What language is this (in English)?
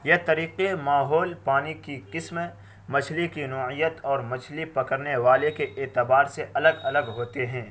Urdu